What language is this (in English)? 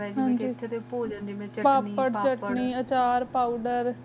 Punjabi